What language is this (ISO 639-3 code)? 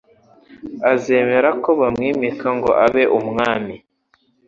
kin